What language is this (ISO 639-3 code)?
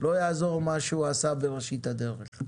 heb